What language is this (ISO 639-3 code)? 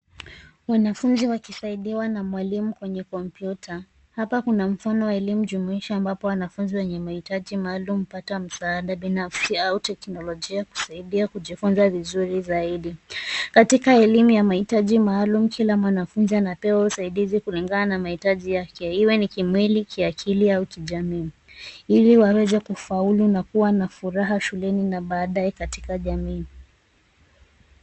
swa